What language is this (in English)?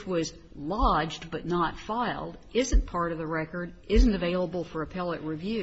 English